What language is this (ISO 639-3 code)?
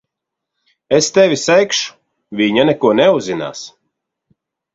lav